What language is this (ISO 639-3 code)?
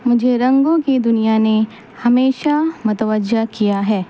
urd